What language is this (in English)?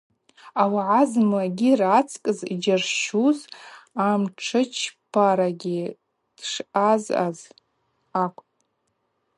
Abaza